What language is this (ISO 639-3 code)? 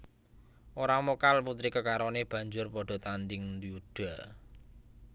jav